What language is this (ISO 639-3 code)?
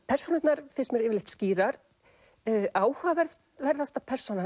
isl